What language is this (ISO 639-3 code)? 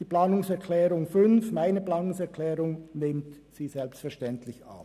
gsw